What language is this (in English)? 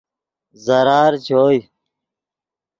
Yidgha